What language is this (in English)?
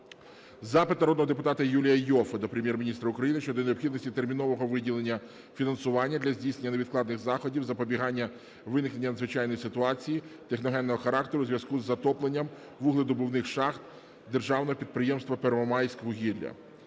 Ukrainian